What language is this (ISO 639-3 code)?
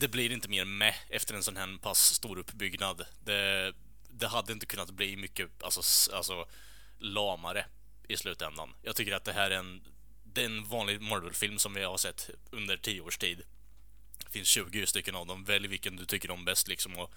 swe